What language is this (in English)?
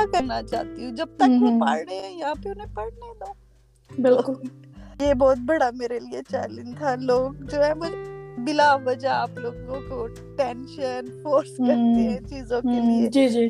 Urdu